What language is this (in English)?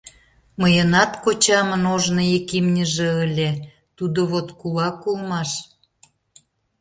Mari